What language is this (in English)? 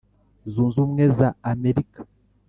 Kinyarwanda